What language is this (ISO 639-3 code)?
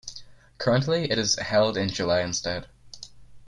eng